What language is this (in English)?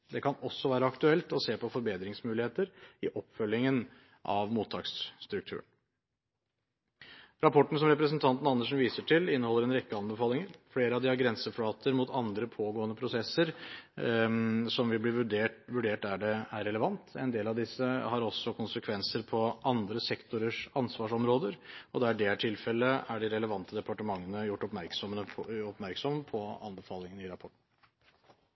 Norwegian Bokmål